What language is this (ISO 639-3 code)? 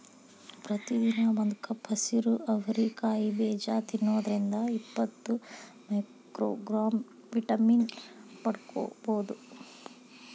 kan